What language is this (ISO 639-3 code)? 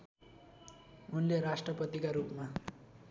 nep